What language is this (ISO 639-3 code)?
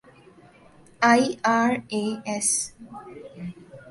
urd